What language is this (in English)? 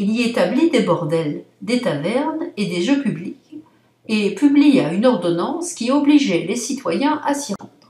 French